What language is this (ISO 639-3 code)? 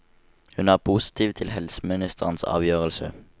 nor